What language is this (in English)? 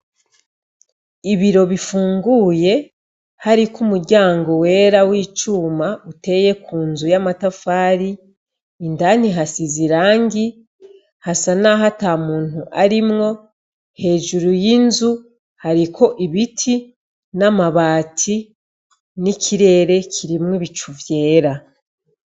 Rundi